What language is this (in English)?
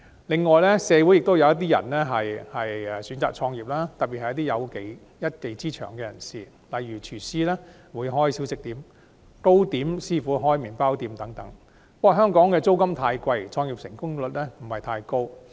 Cantonese